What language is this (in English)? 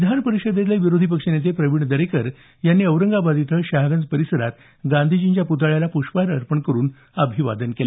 Marathi